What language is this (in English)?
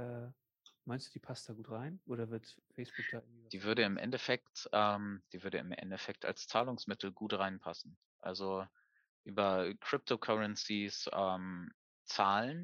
German